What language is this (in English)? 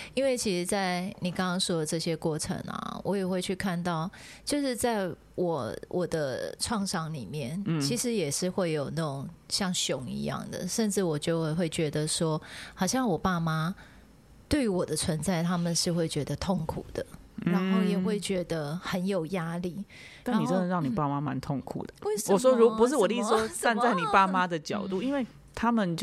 Chinese